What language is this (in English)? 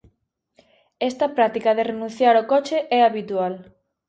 Galician